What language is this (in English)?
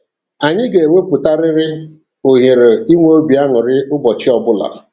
Igbo